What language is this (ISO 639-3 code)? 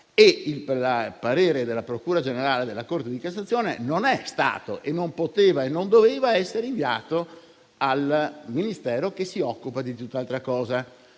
ita